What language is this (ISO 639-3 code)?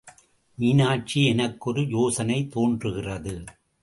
tam